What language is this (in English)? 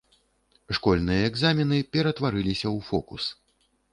Belarusian